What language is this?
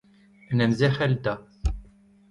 Breton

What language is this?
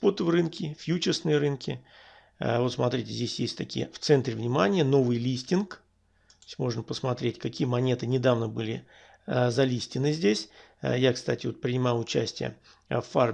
Russian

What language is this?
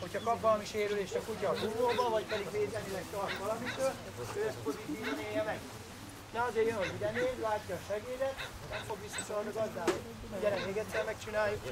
Hungarian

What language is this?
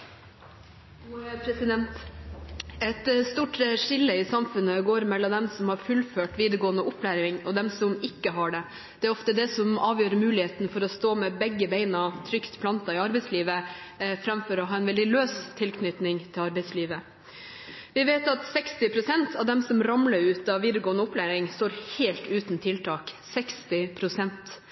Norwegian Bokmål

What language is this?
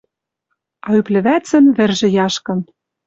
Western Mari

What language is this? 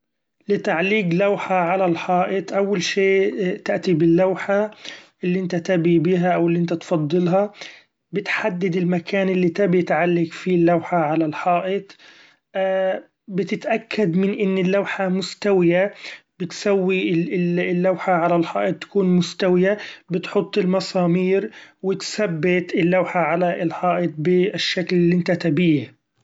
Gulf Arabic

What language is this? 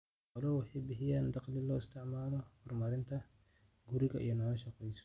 Somali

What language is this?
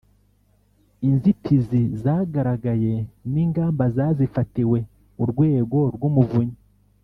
Kinyarwanda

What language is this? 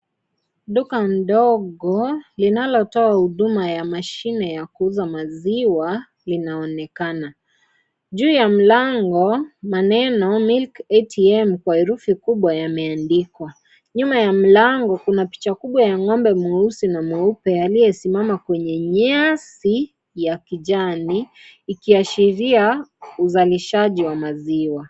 Swahili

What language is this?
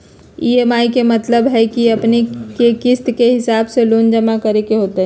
Magahi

